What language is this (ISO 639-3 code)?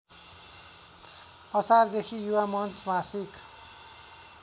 nep